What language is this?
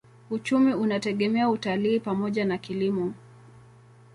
Swahili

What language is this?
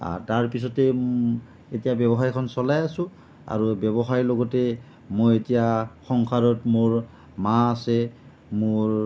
Assamese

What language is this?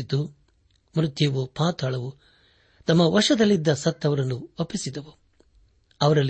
Kannada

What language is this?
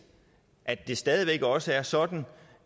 Danish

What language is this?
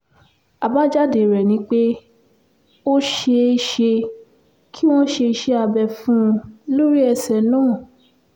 Yoruba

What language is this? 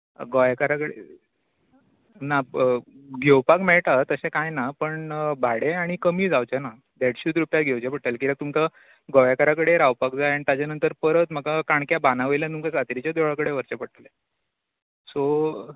Konkani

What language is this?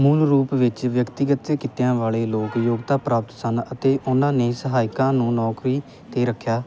Punjabi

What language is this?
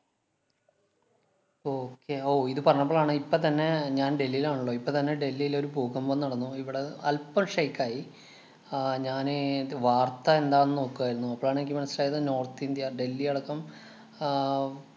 Malayalam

